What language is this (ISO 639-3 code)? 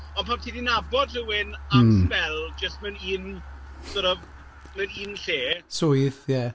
cym